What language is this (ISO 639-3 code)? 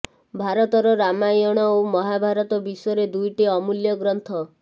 ori